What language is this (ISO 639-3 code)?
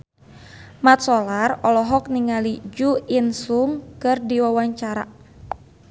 sun